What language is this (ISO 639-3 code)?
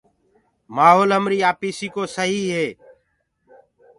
ggg